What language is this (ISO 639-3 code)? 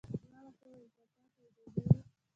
pus